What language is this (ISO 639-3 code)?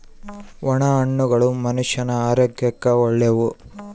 kan